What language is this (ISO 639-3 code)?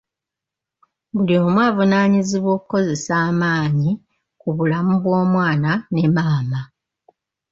lug